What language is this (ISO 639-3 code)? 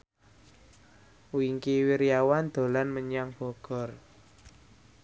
jav